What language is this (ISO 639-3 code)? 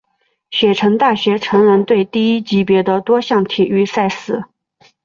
zho